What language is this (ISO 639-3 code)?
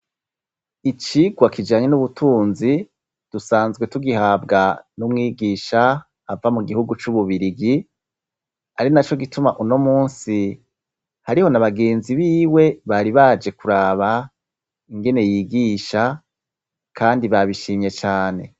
run